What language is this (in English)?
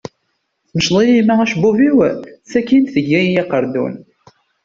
Kabyle